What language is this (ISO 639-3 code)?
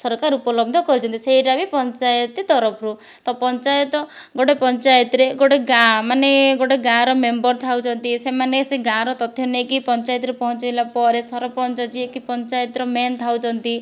ori